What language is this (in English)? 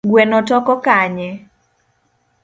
Luo (Kenya and Tanzania)